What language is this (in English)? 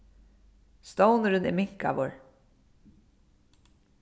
Faroese